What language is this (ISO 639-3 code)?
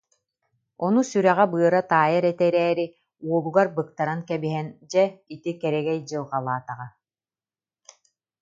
sah